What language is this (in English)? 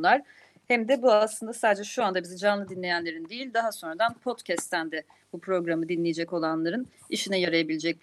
Turkish